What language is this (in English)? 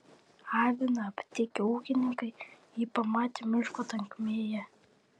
Lithuanian